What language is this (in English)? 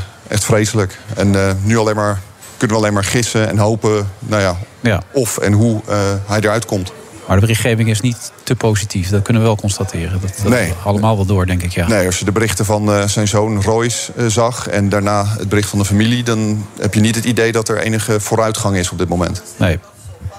Dutch